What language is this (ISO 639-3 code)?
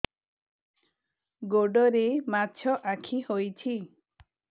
ori